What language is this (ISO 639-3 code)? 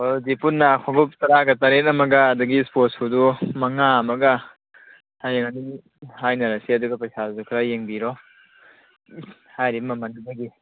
mni